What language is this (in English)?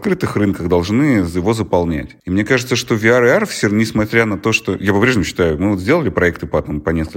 Russian